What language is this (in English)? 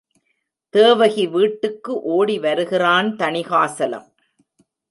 Tamil